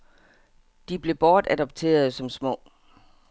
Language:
Danish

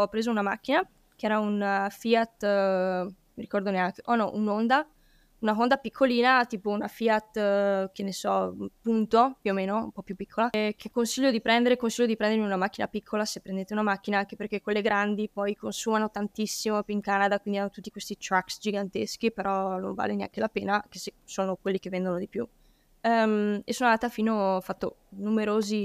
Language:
Italian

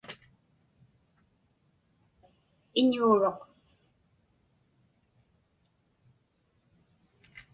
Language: Inupiaq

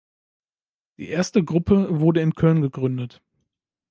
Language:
German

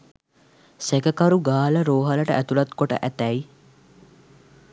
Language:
Sinhala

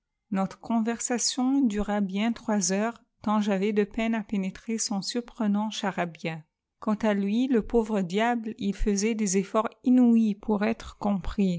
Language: French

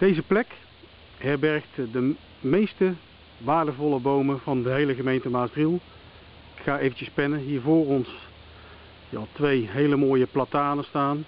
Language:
Dutch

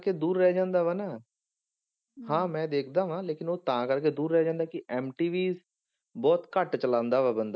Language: Punjabi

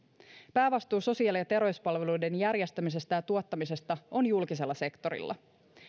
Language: Finnish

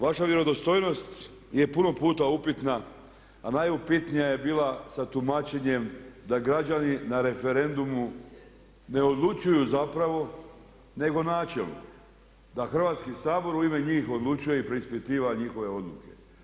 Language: Croatian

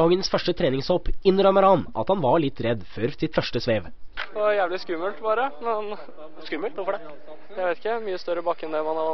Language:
Norwegian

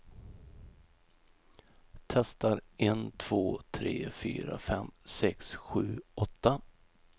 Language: Swedish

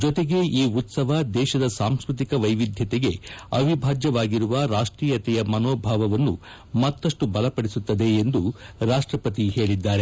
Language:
Kannada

